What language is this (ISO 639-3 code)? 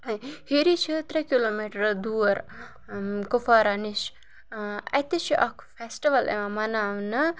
kas